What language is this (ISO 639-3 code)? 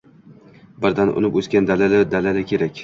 uzb